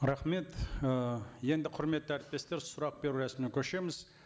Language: Kazakh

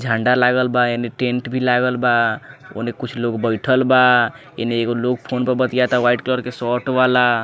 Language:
Bhojpuri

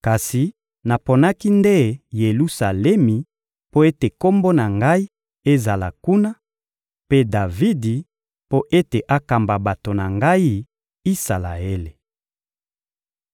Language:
Lingala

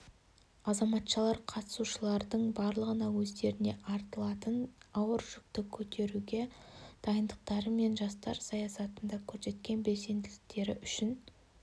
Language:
Kazakh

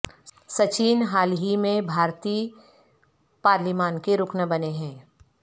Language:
Urdu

